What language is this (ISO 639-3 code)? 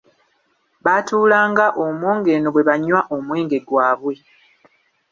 lug